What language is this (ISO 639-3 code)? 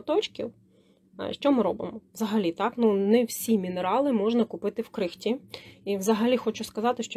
ukr